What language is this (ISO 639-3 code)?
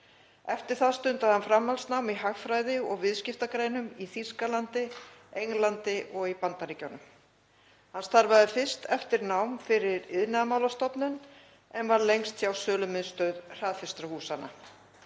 isl